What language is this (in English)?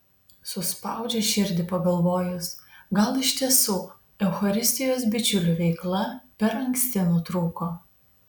Lithuanian